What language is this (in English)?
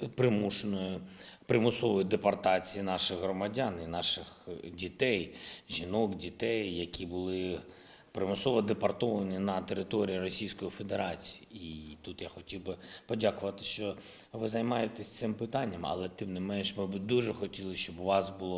Ukrainian